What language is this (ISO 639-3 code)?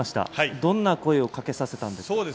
jpn